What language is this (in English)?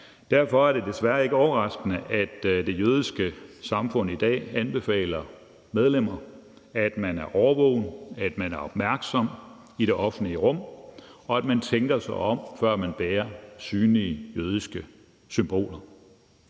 Danish